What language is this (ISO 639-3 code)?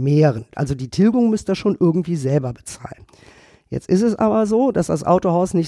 deu